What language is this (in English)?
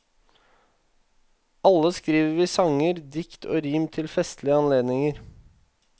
Norwegian